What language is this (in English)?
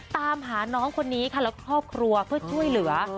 Thai